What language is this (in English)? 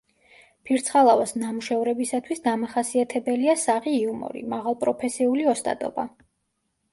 Georgian